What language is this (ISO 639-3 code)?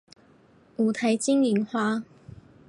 zho